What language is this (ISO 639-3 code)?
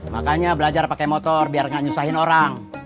ind